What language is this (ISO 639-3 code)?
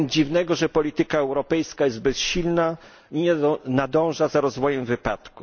pol